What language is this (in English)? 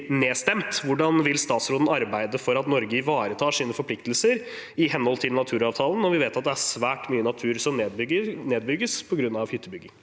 Norwegian